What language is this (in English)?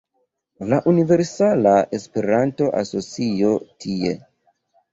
Esperanto